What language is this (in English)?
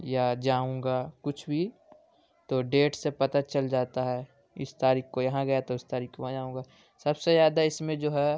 Urdu